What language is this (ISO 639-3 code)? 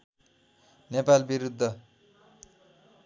nep